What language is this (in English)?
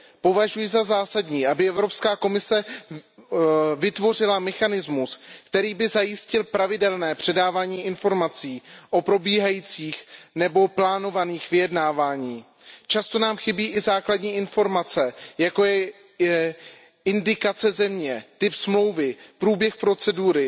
Czech